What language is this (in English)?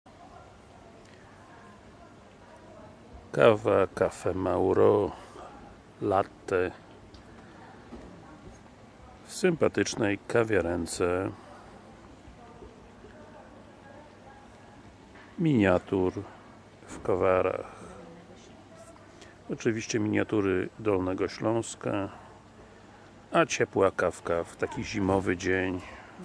Polish